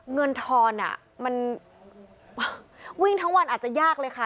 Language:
Thai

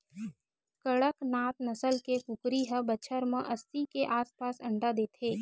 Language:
Chhattisgarhi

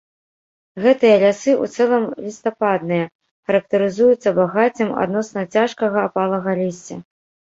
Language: Belarusian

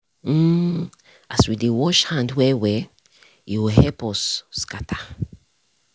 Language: Nigerian Pidgin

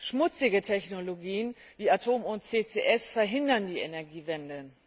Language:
German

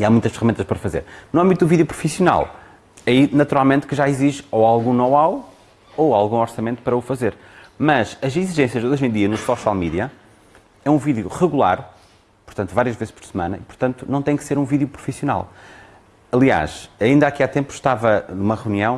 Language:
Portuguese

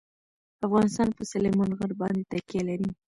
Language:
Pashto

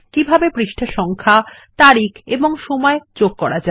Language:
Bangla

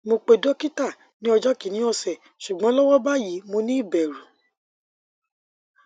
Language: Yoruba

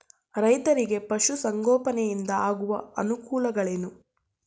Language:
Kannada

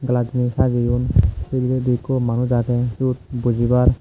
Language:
Chakma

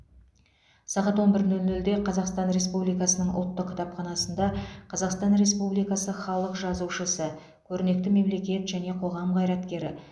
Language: Kazakh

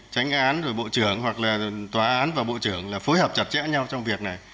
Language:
Vietnamese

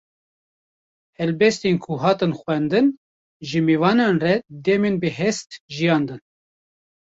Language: Kurdish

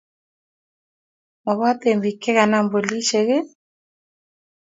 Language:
Kalenjin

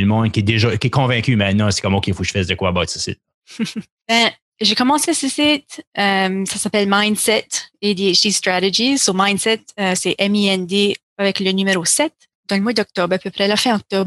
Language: French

